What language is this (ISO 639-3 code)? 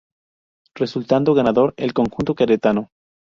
spa